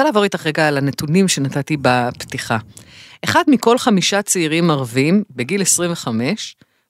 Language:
Hebrew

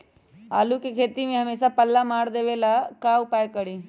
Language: Magahi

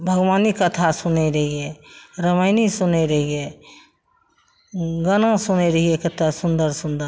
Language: Maithili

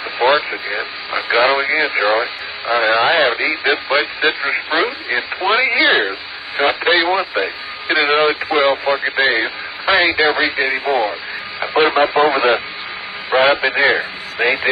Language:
Polish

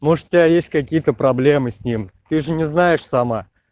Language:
Russian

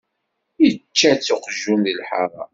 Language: Kabyle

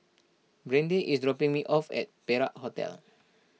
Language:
English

